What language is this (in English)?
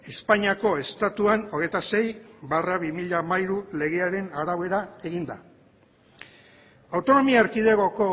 Basque